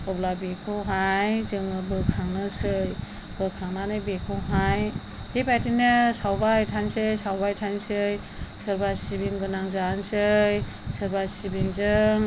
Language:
Bodo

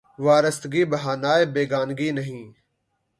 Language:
Urdu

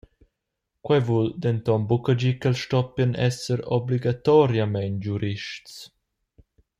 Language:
Romansh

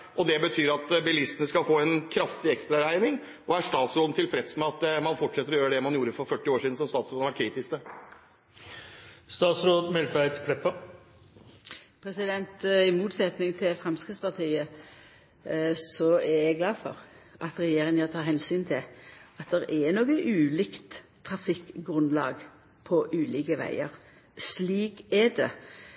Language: Norwegian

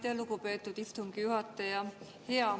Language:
Estonian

